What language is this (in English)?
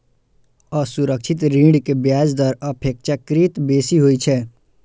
Maithili